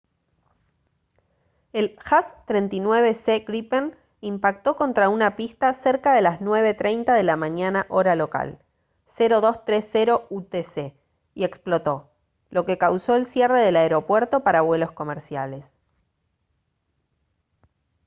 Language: Spanish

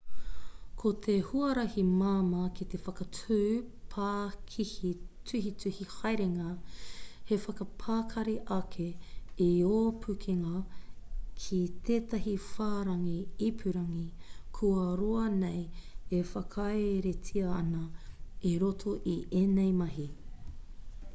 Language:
Māori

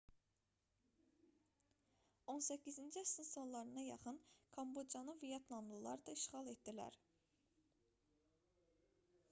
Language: Azerbaijani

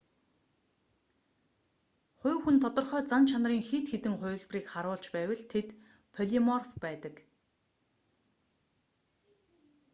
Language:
Mongolian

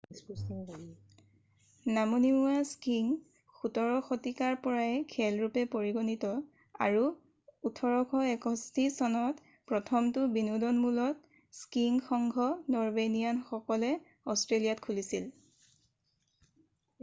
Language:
Assamese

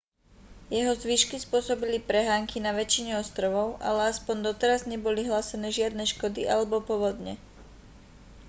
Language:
Slovak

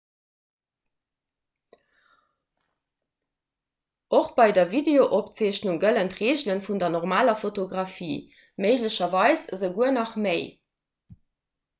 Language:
Luxembourgish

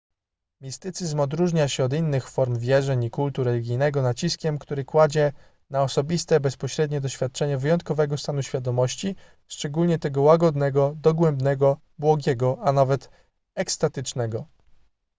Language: Polish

